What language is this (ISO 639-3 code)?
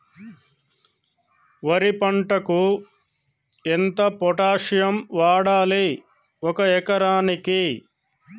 tel